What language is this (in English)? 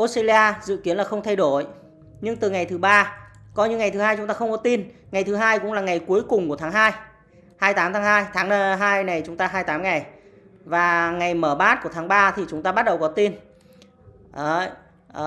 Vietnamese